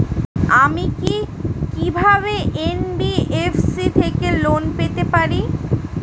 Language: Bangla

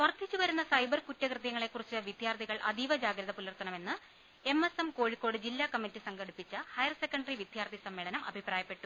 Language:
Malayalam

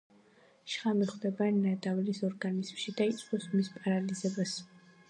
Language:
Georgian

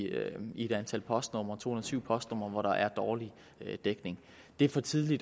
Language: Danish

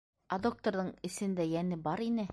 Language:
Bashkir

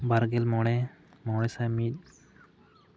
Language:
Santali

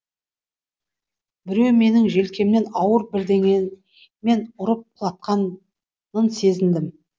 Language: Kazakh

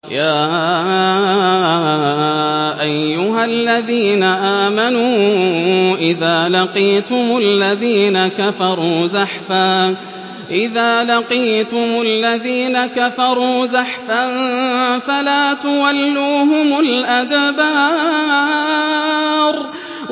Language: Arabic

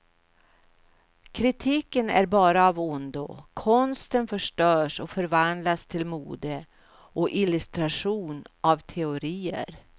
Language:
Swedish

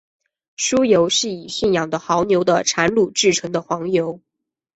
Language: Chinese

